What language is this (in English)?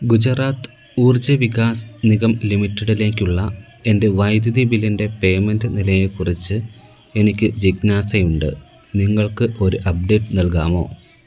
Malayalam